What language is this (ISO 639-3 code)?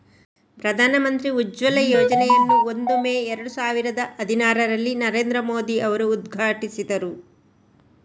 kan